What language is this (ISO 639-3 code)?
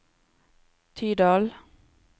nor